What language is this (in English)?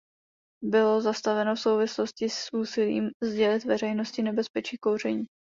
Czech